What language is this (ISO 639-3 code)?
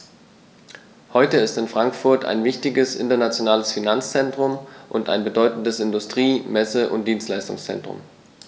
deu